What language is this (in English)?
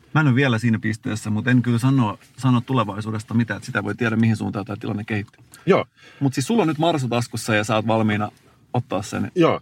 Finnish